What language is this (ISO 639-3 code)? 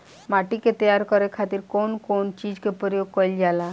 bho